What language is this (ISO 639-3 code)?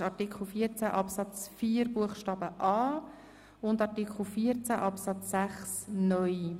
gsw